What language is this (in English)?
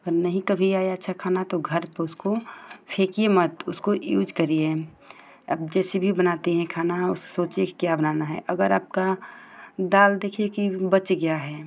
Hindi